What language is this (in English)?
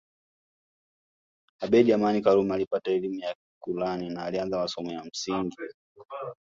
Swahili